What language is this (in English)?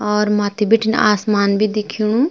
Garhwali